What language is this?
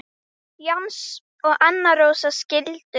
Icelandic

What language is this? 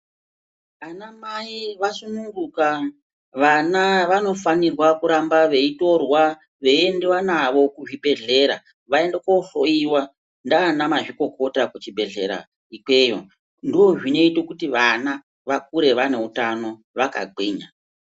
Ndau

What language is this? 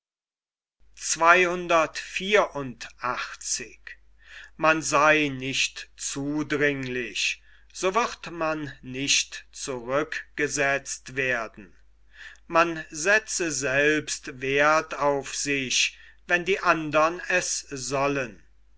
German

